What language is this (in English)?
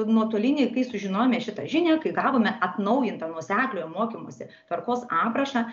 Lithuanian